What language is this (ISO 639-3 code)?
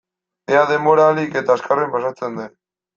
eus